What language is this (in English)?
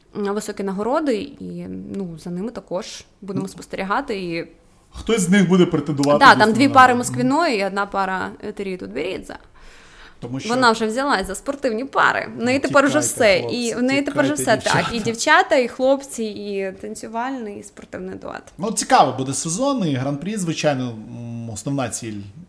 Ukrainian